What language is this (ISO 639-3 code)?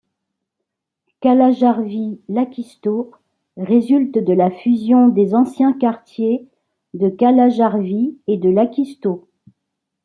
fra